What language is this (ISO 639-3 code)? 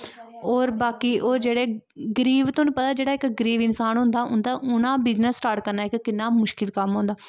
doi